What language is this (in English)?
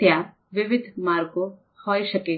Gujarati